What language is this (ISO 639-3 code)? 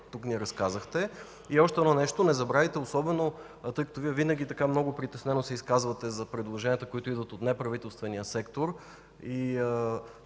bul